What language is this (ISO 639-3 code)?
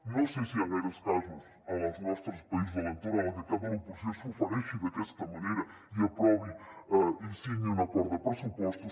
cat